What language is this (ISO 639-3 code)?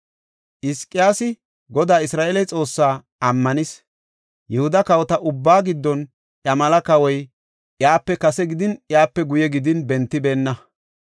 gof